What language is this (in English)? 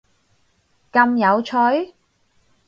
Cantonese